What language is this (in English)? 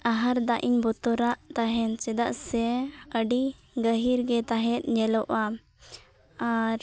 Santali